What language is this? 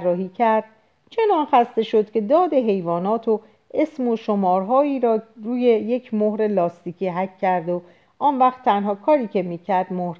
Persian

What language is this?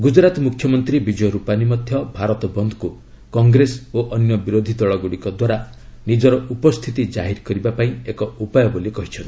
Odia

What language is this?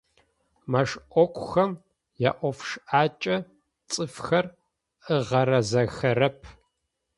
Adyghe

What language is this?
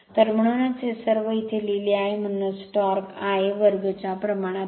Marathi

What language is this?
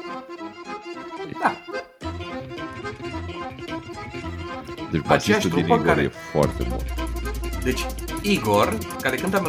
Romanian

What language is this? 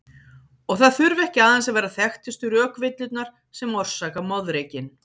Icelandic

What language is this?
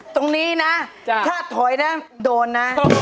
Thai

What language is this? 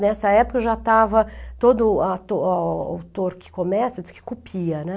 Portuguese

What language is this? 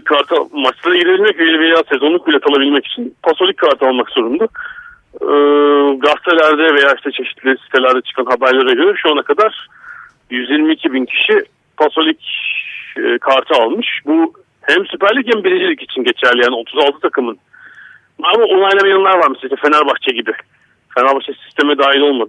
Turkish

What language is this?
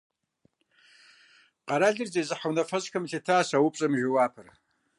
Kabardian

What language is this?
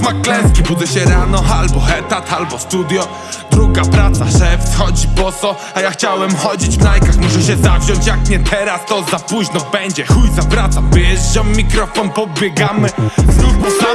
Polish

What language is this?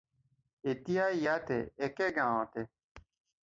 Assamese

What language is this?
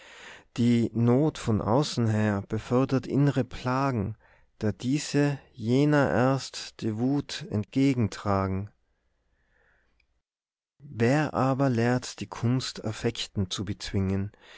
German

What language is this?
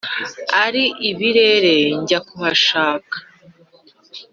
Kinyarwanda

